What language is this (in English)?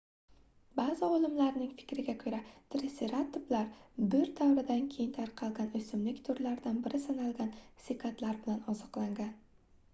Uzbek